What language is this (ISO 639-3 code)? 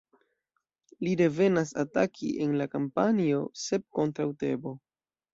epo